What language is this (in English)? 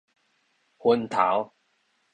Min Nan Chinese